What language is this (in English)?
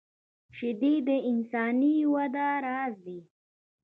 Pashto